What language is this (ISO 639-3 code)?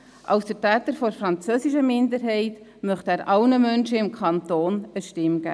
gsw